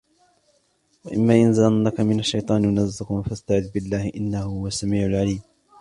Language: Arabic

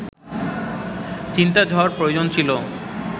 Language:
Bangla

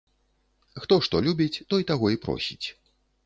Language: Belarusian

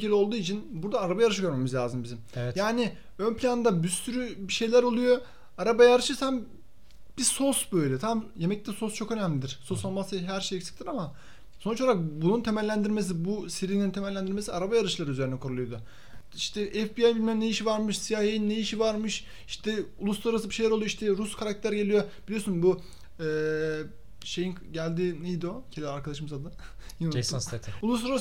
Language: Turkish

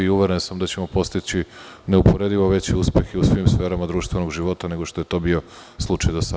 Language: Serbian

